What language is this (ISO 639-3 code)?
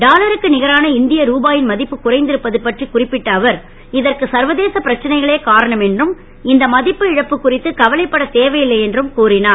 tam